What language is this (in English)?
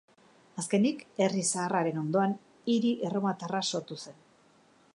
Basque